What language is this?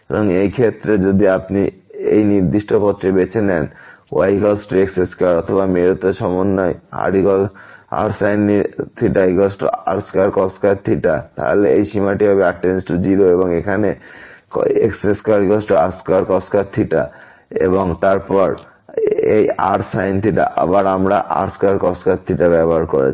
Bangla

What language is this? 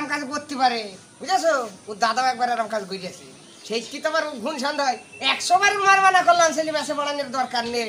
Korean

